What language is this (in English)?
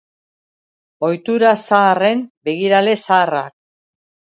Basque